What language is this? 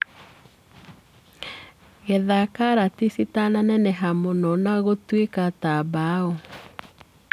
Kikuyu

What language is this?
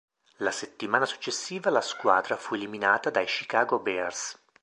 Italian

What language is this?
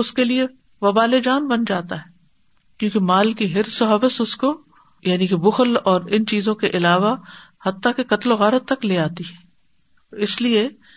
Urdu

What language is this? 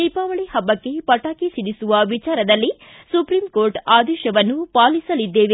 Kannada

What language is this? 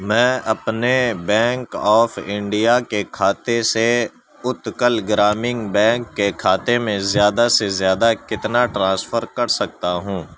Urdu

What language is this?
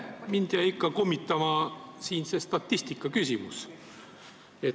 Estonian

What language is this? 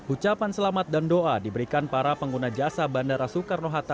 Indonesian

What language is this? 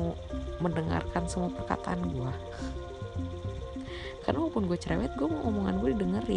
Indonesian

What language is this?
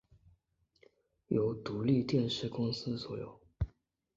Chinese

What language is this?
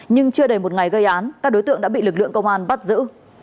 Vietnamese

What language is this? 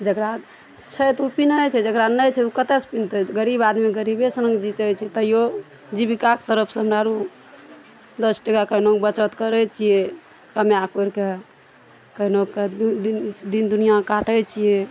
Maithili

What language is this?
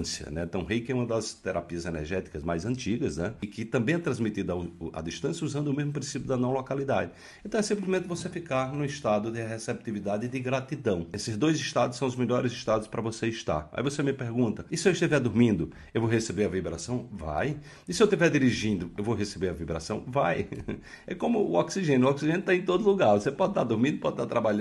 Portuguese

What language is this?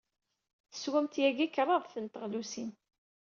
Kabyle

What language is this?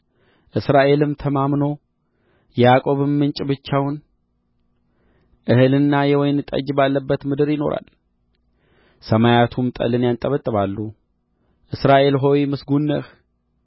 Amharic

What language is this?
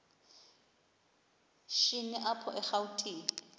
Xhosa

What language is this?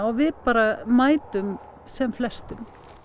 Icelandic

